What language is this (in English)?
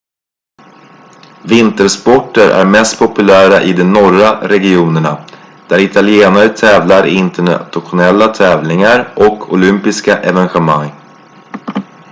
Swedish